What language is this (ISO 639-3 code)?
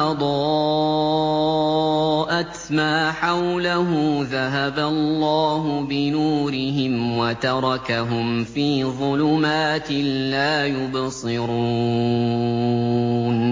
ara